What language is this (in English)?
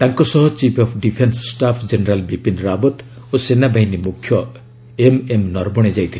Odia